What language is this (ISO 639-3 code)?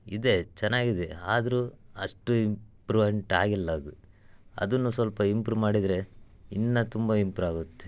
kan